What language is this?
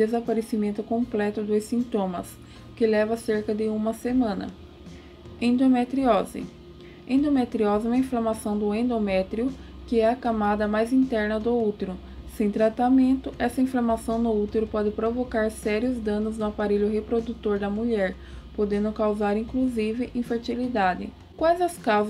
Portuguese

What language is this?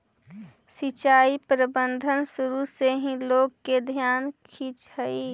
Magahi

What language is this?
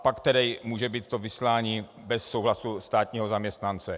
Czech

